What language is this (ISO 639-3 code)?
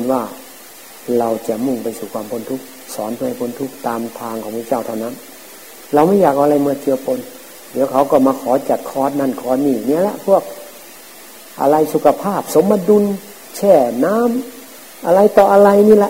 tha